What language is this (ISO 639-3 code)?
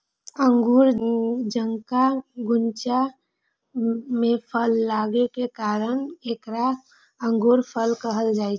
mai